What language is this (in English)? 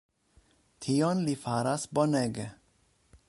Esperanto